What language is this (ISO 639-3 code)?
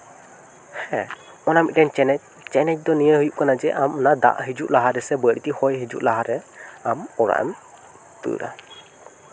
sat